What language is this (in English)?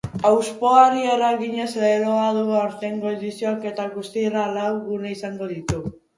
Basque